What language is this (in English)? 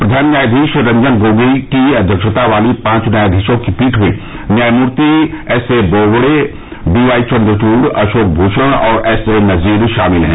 Hindi